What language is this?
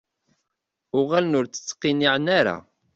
Kabyle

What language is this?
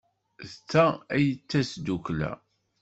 Kabyle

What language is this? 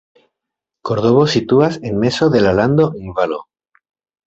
Esperanto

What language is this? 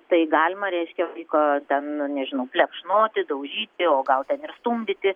Lithuanian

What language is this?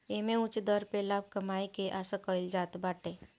Bhojpuri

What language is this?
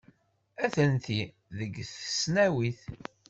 Kabyle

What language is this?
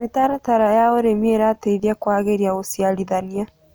Kikuyu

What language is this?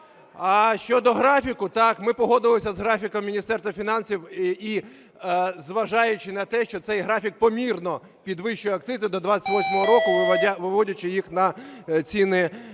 Ukrainian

